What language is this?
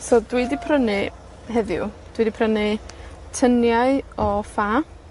Welsh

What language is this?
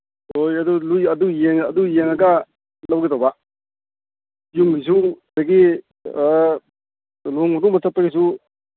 Manipuri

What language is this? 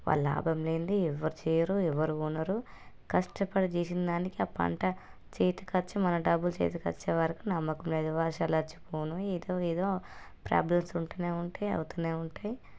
Telugu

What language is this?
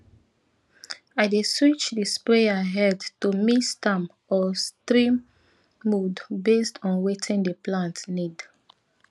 Nigerian Pidgin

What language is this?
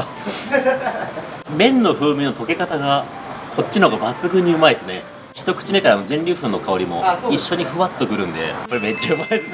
Japanese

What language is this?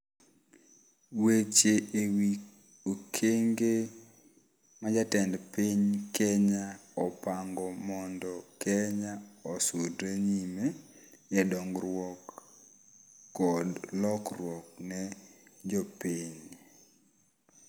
Luo (Kenya and Tanzania)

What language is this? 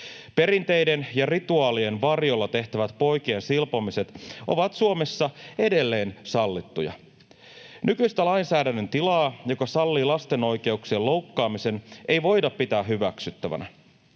Finnish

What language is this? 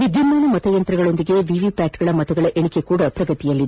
Kannada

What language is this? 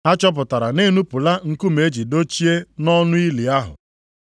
Igbo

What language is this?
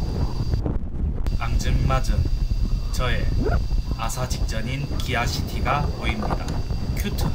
Korean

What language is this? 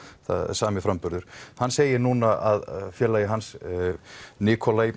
Icelandic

